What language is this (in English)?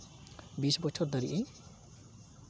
Santali